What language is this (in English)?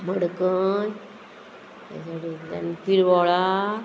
Konkani